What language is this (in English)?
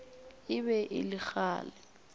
Northern Sotho